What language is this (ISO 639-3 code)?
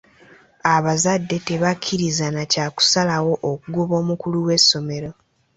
lug